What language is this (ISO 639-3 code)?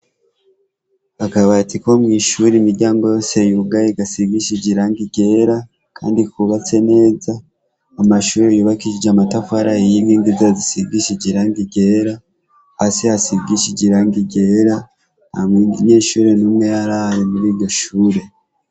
run